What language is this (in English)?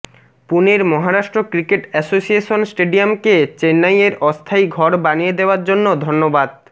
Bangla